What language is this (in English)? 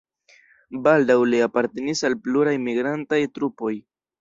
Esperanto